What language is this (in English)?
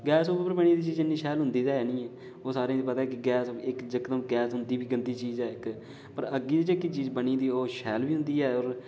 Dogri